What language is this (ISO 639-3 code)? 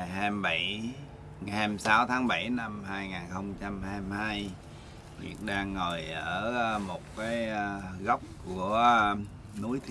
vie